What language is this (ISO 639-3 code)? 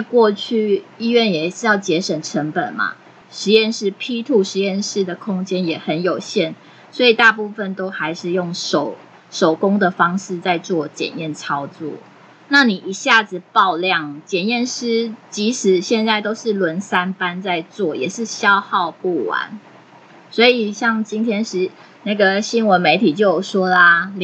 zho